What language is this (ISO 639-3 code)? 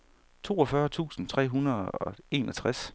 dan